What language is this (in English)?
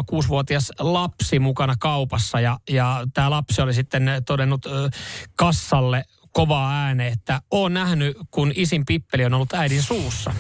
Finnish